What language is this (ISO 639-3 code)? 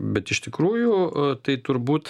lit